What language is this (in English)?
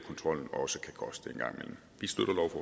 Danish